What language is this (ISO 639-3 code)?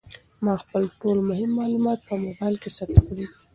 pus